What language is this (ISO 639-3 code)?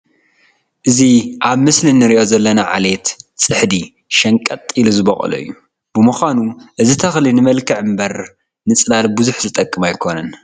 tir